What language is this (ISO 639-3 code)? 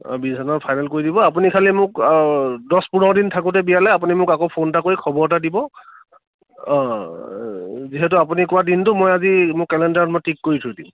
asm